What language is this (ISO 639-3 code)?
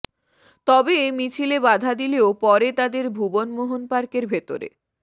ben